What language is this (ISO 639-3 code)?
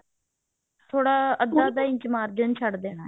pan